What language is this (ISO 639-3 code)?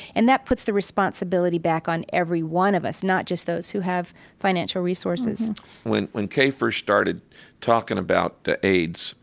eng